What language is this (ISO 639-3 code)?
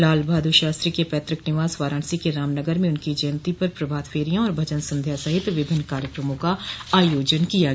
hin